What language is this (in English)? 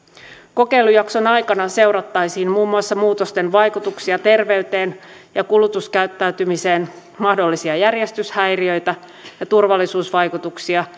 Finnish